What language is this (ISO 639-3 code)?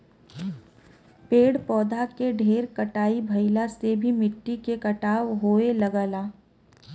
bho